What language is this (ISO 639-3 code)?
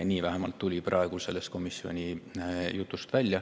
est